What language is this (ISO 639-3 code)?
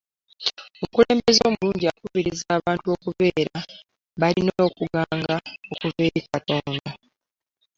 lug